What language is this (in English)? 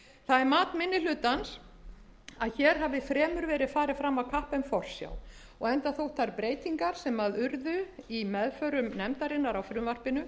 Icelandic